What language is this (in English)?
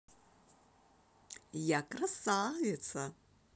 Russian